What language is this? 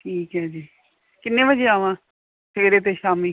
Punjabi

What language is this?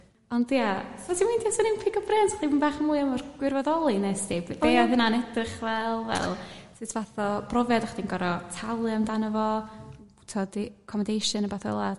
Welsh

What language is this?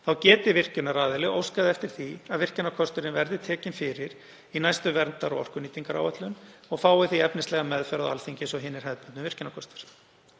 Icelandic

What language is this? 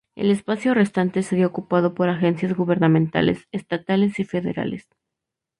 Spanish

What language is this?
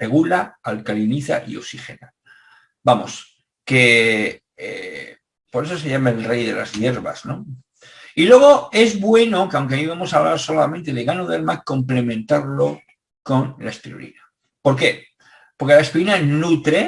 Spanish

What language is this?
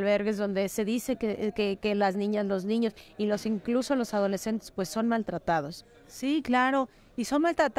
Spanish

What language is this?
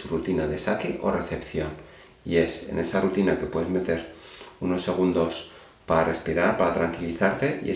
Spanish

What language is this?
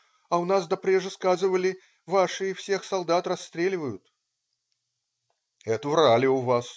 Russian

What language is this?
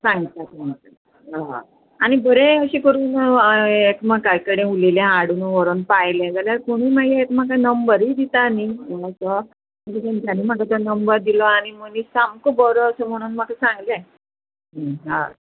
Konkani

